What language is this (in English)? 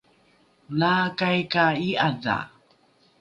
Rukai